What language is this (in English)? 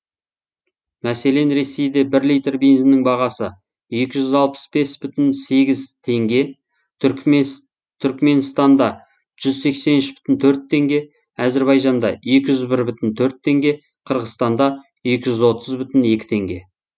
Kazakh